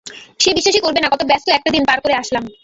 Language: Bangla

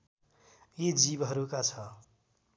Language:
Nepali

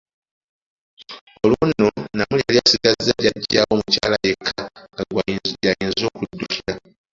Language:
Ganda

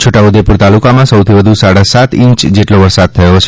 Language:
Gujarati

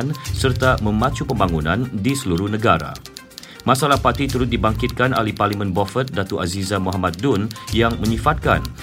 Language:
Malay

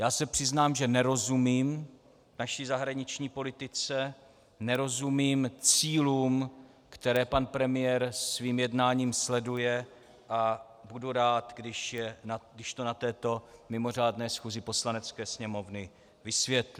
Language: Czech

